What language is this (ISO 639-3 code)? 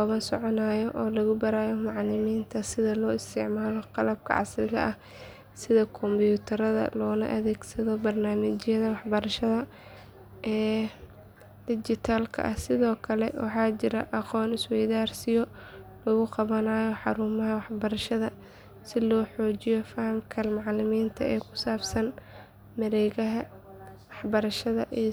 som